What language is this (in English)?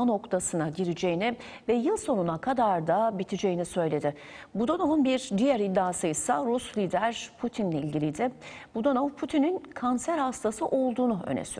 Turkish